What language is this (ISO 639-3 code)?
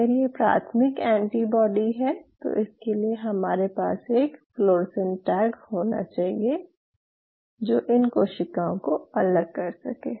hin